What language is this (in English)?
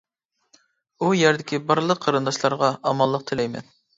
Uyghur